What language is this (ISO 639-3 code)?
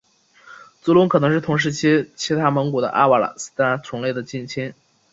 zho